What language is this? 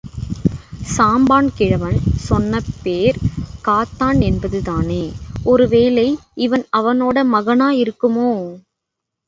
Tamil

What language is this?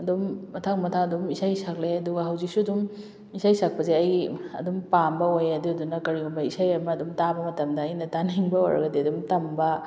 Manipuri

